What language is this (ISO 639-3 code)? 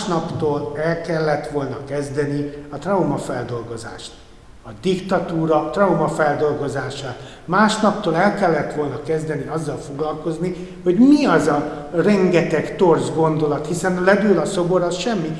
hun